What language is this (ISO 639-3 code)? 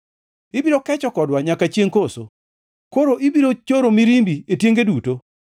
luo